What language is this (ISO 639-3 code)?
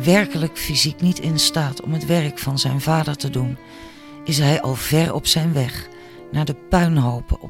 nld